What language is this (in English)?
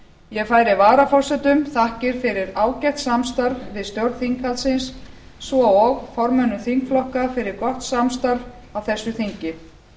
Icelandic